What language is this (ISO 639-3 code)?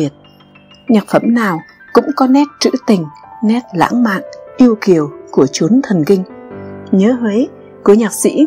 vie